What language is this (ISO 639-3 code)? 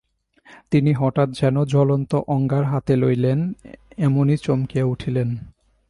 ben